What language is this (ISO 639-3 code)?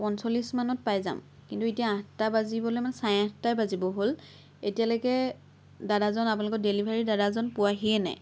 asm